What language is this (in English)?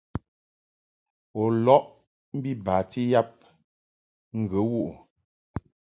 Mungaka